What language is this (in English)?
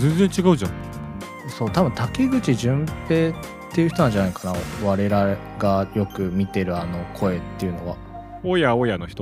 Japanese